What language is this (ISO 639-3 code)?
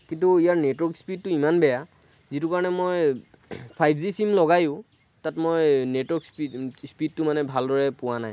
asm